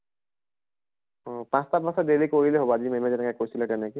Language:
Assamese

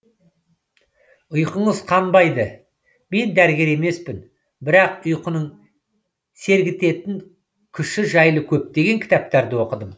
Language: Kazakh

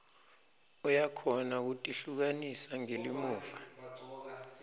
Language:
Swati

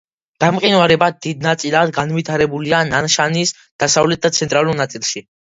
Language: Georgian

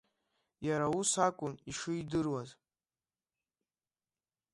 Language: Abkhazian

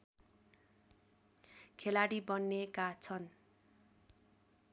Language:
Nepali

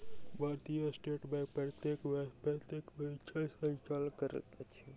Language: Maithili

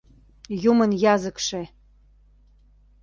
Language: Mari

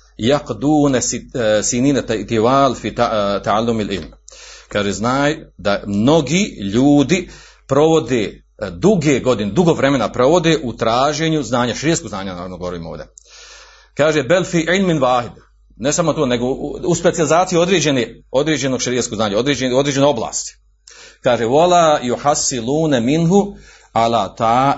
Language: Croatian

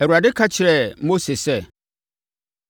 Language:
Akan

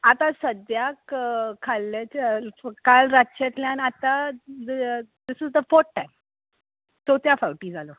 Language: Konkani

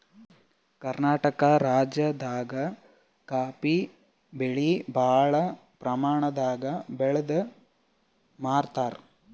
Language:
Kannada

